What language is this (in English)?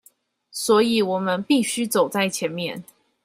Chinese